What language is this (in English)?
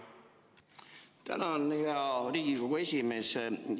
Estonian